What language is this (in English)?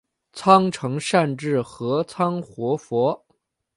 Chinese